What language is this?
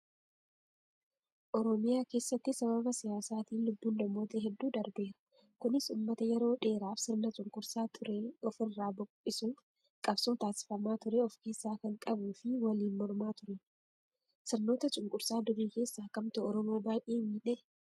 Oromo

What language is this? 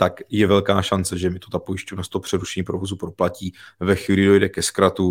Czech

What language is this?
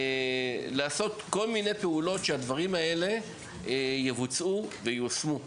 Hebrew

